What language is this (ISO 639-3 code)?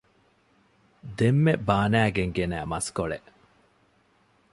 div